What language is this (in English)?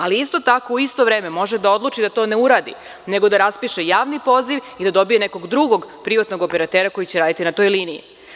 Serbian